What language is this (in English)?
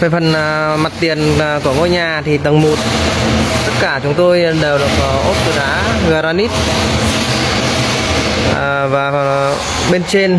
Vietnamese